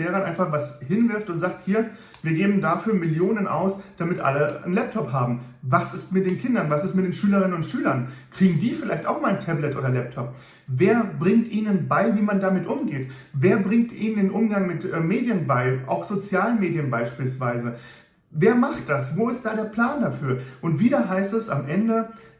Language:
German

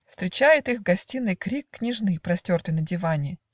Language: Russian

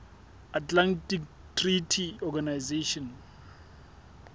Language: Southern Sotho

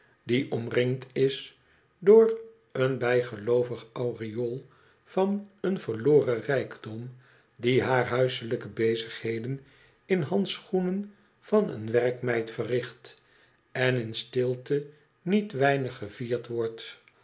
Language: Dutch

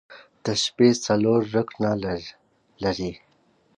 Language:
Pashto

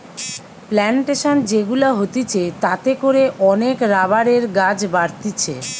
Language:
Bangla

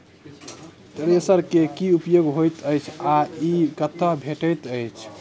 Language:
Maithili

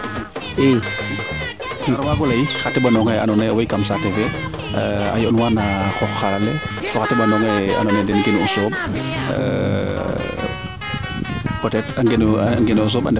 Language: Serer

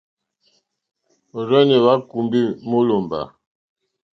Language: Mokpwe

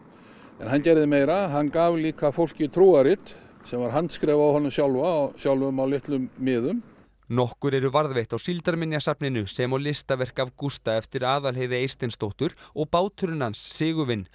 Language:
Icelandic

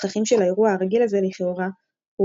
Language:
Hebrew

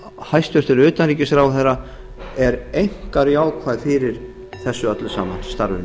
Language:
Icelandic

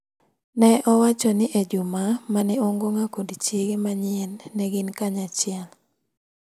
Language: Luo (Kenya and Tanzania)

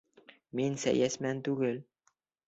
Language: Bashkir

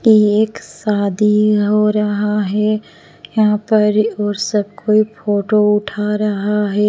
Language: Hindi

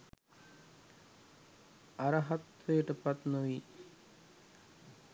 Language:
Sinhala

